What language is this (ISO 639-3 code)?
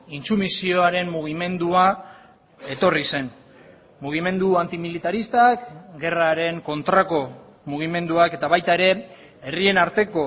eus